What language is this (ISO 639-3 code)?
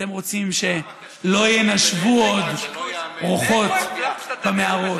heb